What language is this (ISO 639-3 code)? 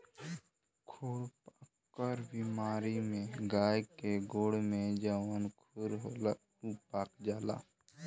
bho